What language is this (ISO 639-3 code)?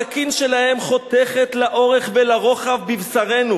heb